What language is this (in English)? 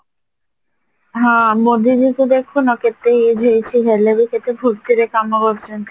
Odia